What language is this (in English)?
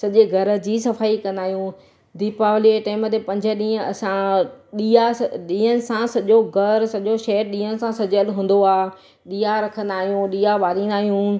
Sindhi